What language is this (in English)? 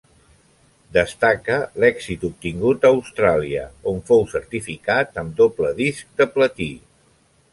Catalan